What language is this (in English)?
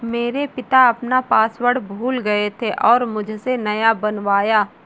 Hindi